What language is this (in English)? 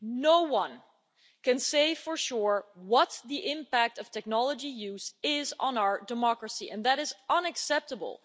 English